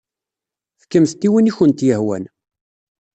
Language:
Kabyle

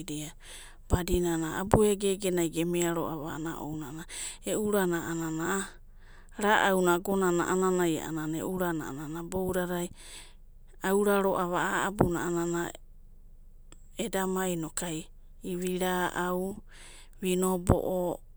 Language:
Abadi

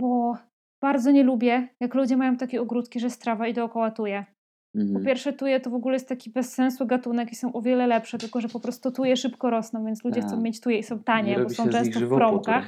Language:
Polish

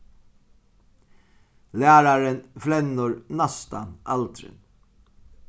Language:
Faroese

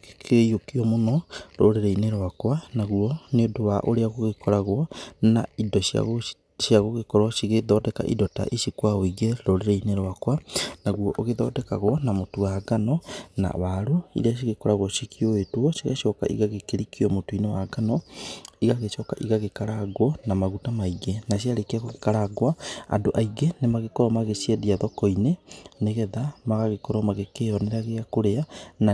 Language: Kikuyu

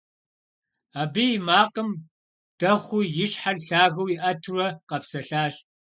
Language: Kabardian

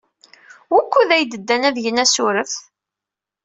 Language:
Kabyle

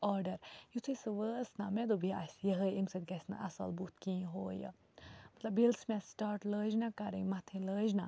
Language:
Kashmiri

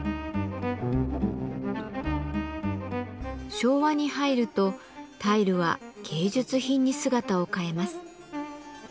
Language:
Japanese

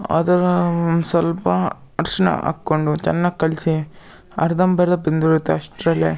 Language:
Kannada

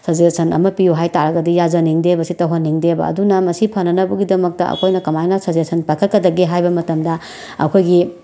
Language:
Manipuri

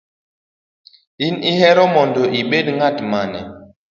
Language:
Luo (Kenya and Tanzania)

